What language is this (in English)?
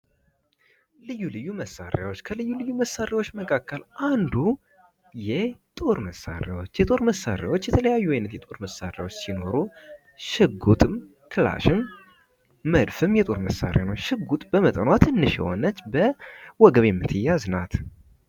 Amharic